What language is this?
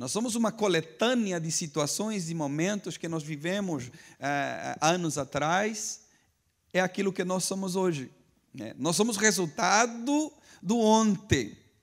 Portuguese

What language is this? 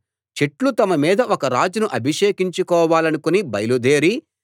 Telugu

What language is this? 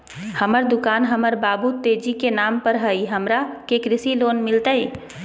Magahi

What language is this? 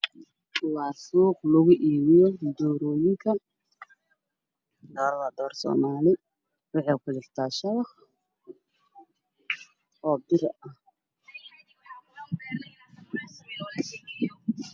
Somali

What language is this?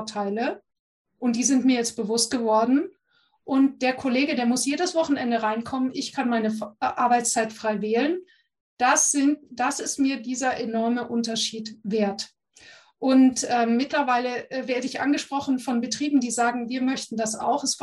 German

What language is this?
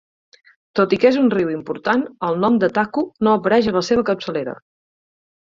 Catalan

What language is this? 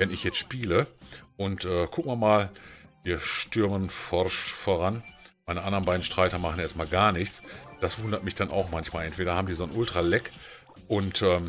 German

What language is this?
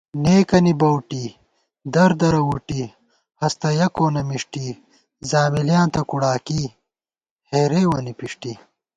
Gawar-Bati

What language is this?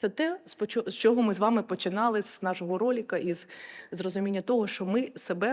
Ukrainian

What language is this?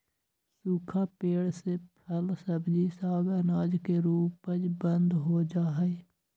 Magahi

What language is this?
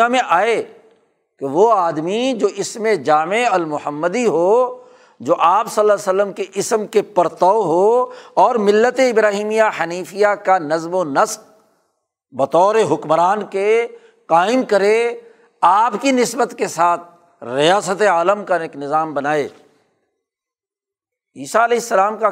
Urdu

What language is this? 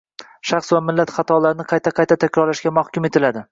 Uzbek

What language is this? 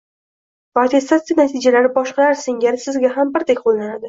Uzbek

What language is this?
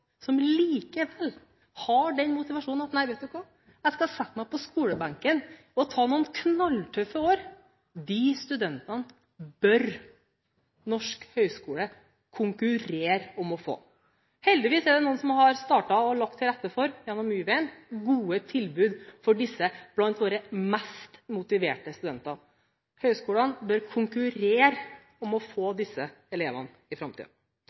Norwegian Bokmål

